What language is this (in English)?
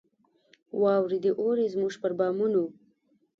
Pashto